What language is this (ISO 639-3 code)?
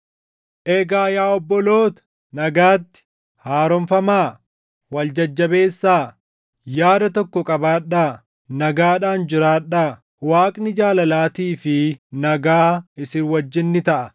orm